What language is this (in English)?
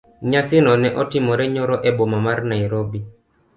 Luo (Kenya and Tanzania)